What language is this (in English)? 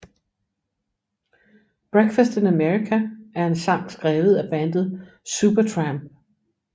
Danish